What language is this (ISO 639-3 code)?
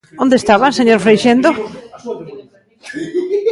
glg